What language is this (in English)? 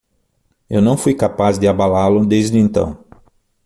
Portuguese